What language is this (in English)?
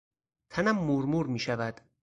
Persian